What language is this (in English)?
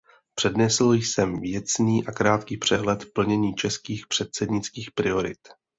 Czech